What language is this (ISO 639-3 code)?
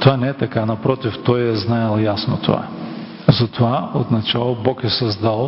bul